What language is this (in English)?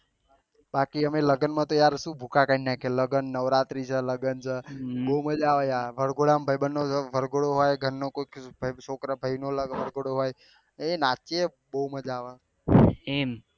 Gujarati